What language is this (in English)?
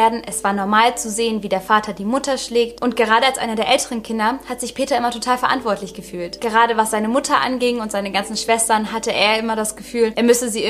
German